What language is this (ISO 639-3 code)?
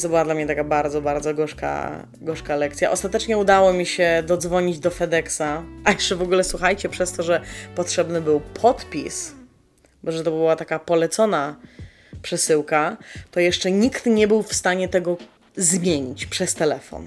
pol